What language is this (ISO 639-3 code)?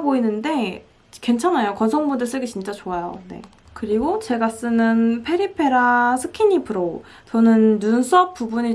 kor